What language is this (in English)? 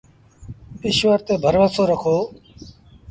Sindhi Bhil